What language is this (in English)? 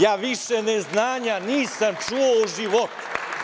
Serbian